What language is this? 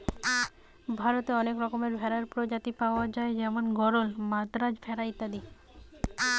Bangla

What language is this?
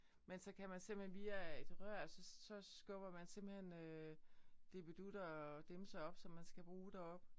Danish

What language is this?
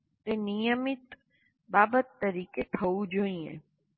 Gujarati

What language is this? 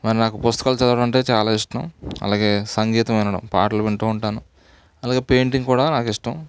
Telugu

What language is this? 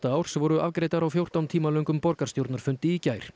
Icelandic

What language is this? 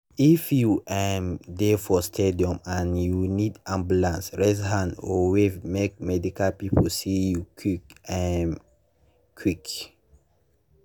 Nigerian Pidgin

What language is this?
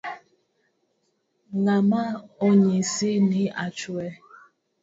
Luo (Kenya and Tanzania)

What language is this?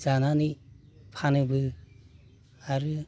Bodo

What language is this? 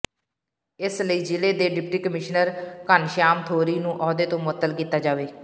Punjabi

